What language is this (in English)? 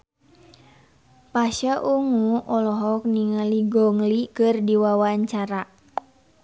Sundanese